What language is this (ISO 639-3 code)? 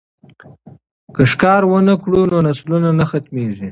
pus